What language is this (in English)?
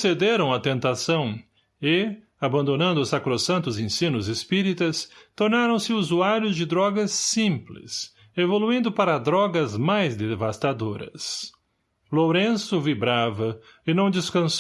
Portuguese